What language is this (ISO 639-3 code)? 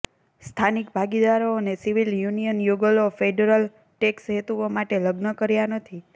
guj